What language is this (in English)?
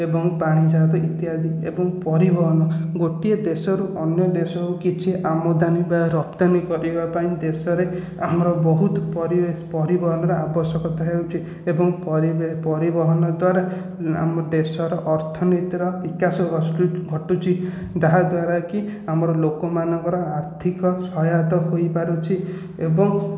Odia